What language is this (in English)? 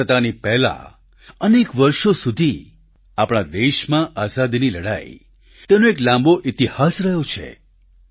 Gujarati